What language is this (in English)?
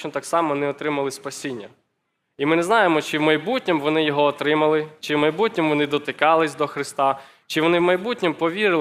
Ukrainian